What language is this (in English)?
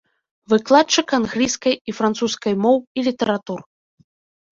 Belarusian